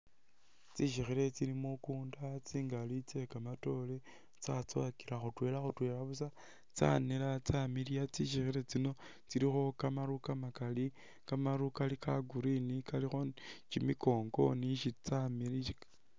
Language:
Masaaba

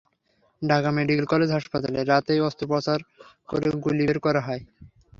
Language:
Bangla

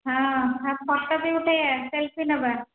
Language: Odia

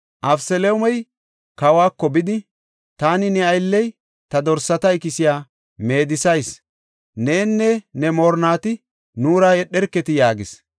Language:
Gofa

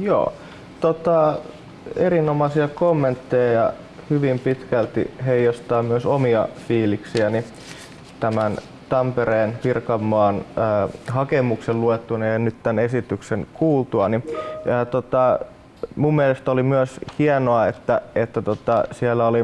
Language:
Finnish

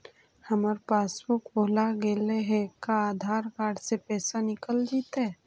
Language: Magahi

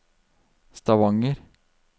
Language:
Norwegian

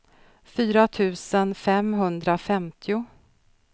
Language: Swedish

